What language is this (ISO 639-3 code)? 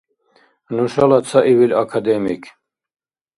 dar